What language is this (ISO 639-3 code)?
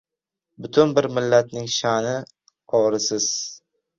uzb